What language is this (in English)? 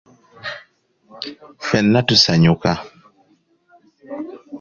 Ganda